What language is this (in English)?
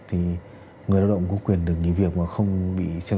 Vietnamese